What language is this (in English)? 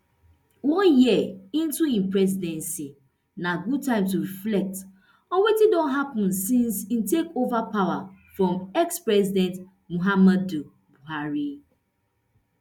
Nigerian Pidgin